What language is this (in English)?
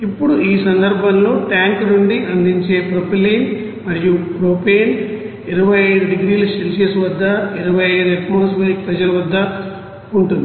Telugu